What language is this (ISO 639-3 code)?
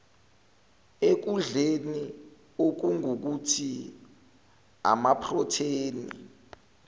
zul